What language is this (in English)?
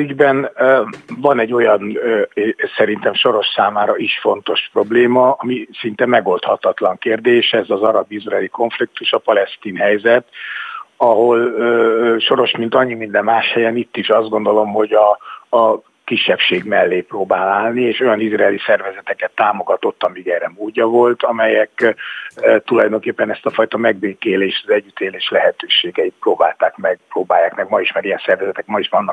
Hungarian